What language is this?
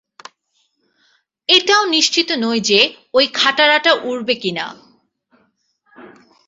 Bangla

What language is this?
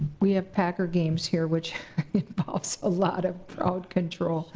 English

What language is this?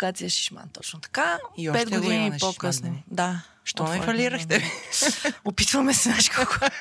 Bulgarian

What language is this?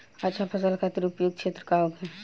Bhojpuri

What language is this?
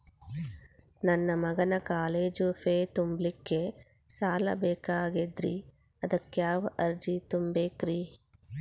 Kannada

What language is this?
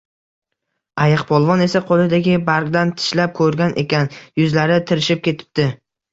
Uzbek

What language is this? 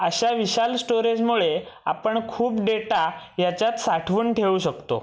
Marathi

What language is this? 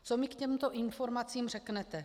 Czech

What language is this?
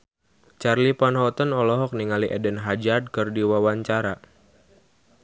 Sundanese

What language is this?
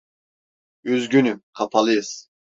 Turkish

